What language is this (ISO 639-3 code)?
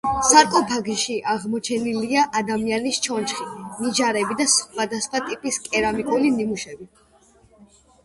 kat